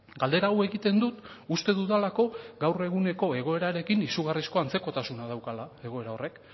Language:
Basque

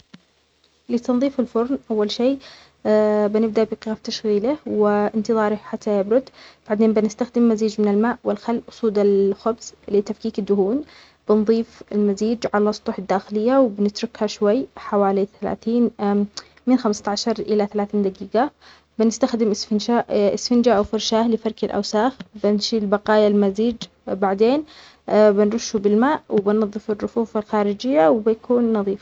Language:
Omani Arabic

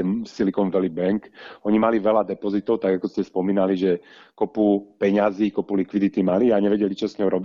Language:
Slovak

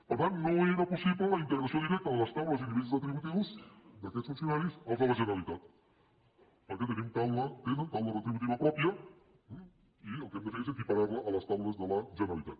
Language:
Catalan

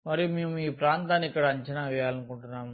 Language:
Telugu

